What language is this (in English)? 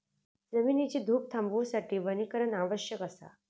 Marathi